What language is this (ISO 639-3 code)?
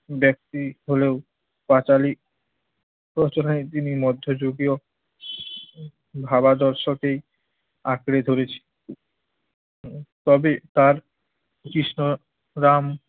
ben